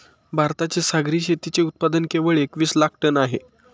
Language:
Marathi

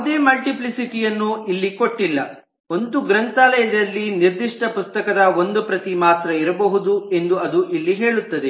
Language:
Kannada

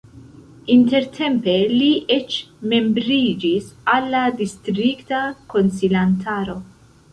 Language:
Esperanto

